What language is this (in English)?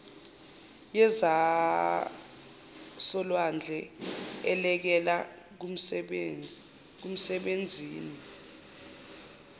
Zulu